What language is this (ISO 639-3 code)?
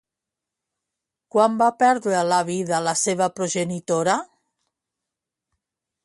cat